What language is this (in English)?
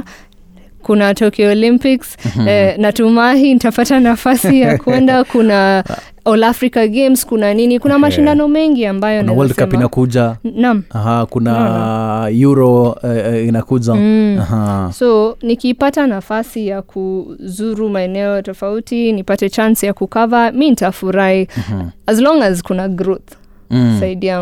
Swahili